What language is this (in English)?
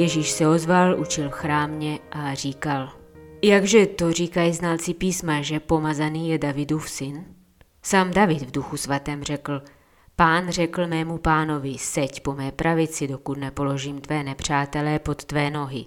Czech